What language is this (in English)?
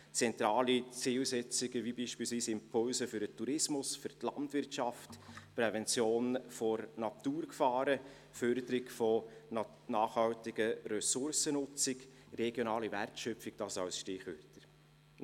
Swiss German